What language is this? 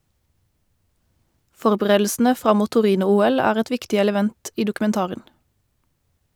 Norwegian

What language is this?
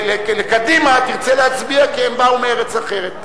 Hebrew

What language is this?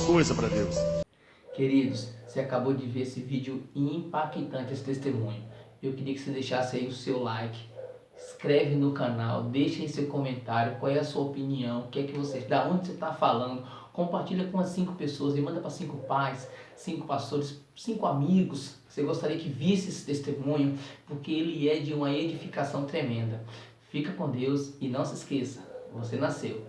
Portuguese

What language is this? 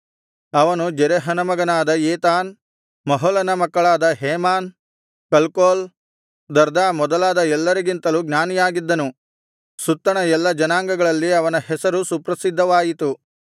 Kannada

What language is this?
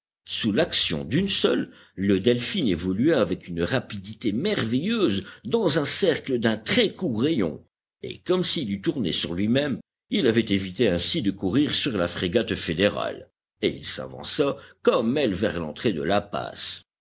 French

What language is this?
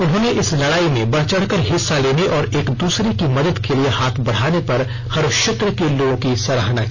Hindi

